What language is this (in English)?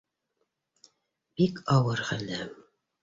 Bashkir